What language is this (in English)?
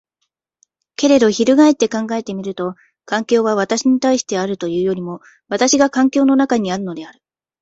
Japanese